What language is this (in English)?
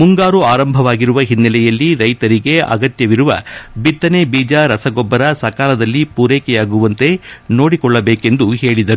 Kannada